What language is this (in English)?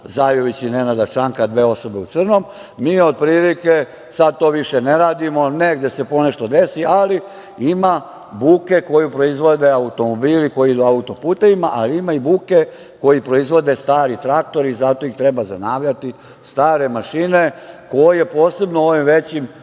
Serbian